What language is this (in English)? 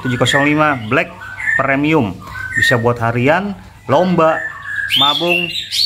Indonesian